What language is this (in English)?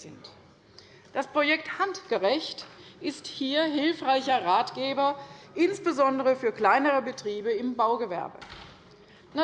German